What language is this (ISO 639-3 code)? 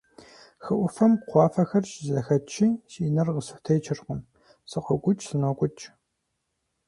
kbd